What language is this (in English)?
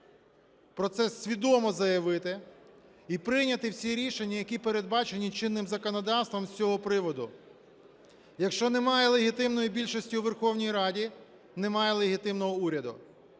Ukrainian